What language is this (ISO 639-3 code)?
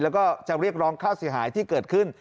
tha